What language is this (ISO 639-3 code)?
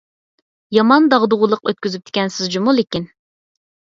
uig